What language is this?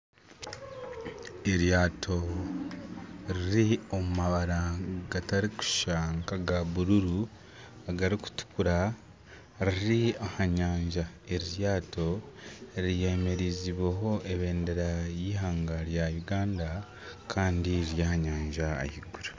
Nyankole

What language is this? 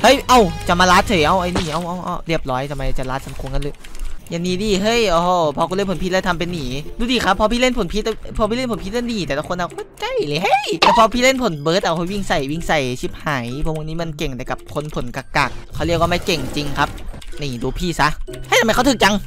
Thai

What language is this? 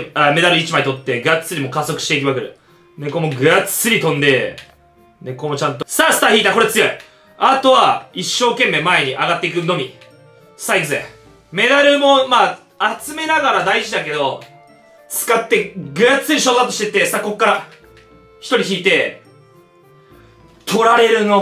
Japanese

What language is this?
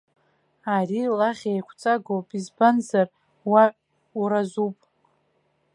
Abkhazian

